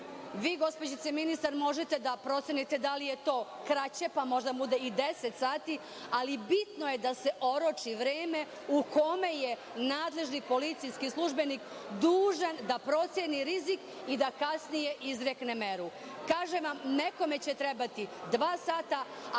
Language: Serbian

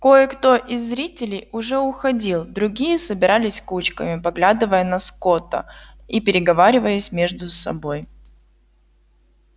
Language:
Russian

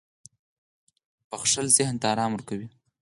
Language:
Pashto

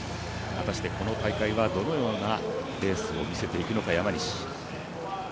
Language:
Japanese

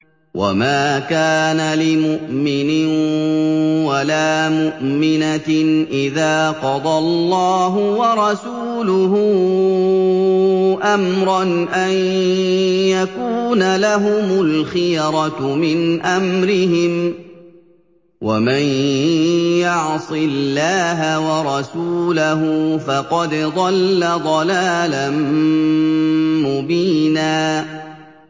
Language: Arabic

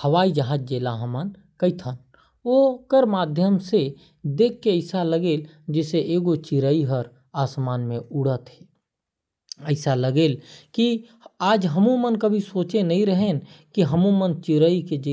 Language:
Korwa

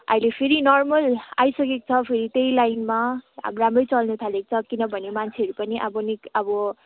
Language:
Nepali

